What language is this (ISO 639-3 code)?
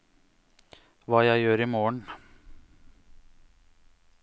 nor